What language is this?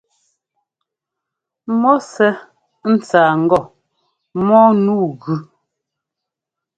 Ngomba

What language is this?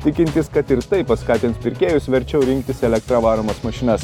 Lithuanian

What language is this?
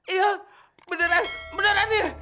Indonesian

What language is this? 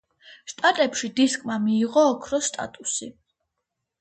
Georgian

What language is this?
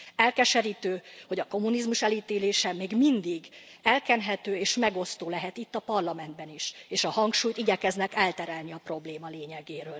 Hungarian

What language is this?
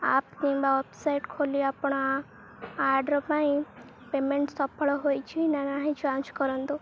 Odia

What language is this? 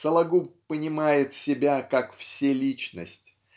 Russian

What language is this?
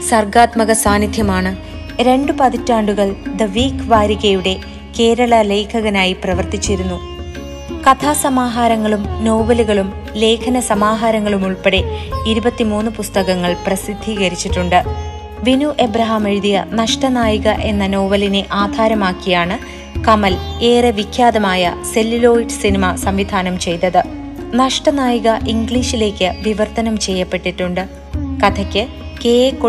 Malayalam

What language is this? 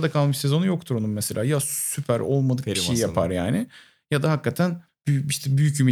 Turkish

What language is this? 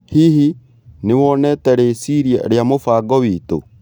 Kikuyu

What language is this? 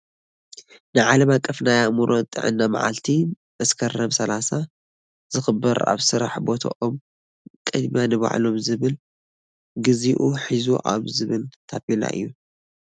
Tigrinya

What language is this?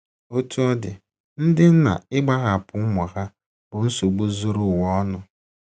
Igbo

